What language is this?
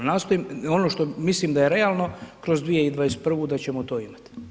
Croatian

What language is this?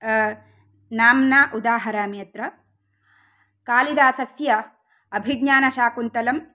Sanskrit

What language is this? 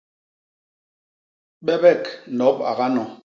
Basaa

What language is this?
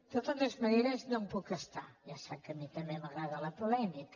Catalan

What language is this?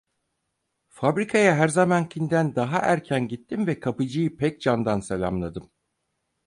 Turkish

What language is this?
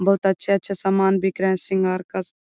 Magahi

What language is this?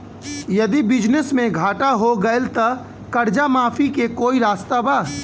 Bhojpuri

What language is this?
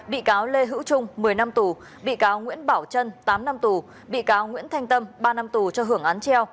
Vietnamese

